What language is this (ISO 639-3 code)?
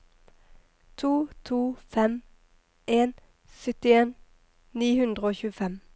nor